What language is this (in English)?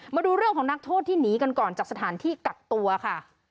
Thai